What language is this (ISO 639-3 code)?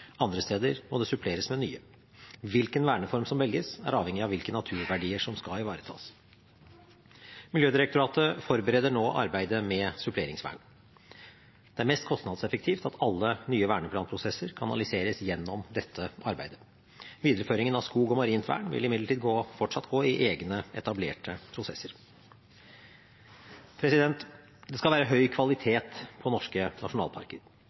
nob